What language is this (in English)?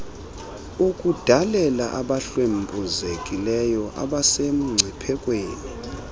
Xhosa